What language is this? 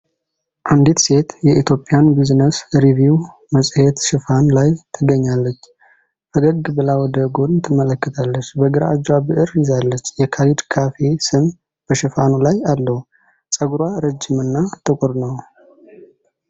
Amharic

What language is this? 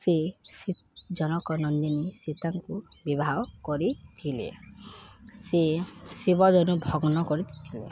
Odia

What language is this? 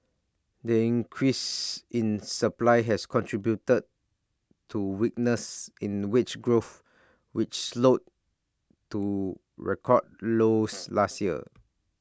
English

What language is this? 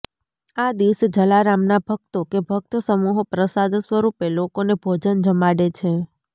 Gujarati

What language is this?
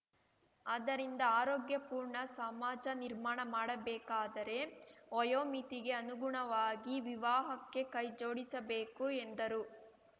Kannada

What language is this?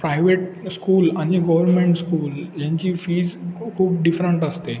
Marathi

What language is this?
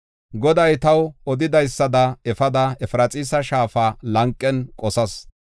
Gofa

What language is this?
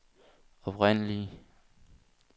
Danish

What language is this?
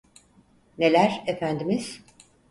Turkish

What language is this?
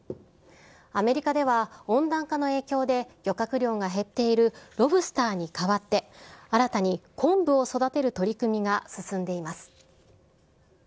Japanese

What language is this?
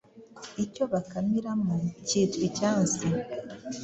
Kinyarwanda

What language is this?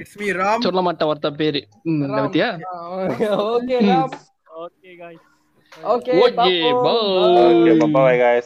Tamil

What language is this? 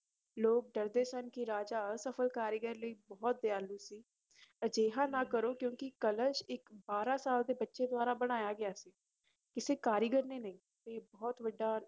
Punjabi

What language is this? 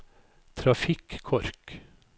Norwegian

